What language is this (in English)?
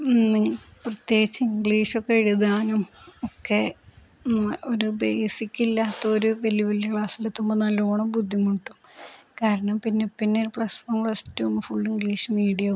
Malayalam